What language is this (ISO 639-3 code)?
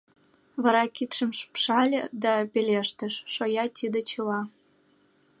chm